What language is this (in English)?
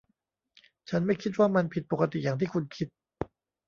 Thai